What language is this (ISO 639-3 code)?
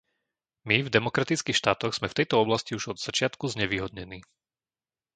slk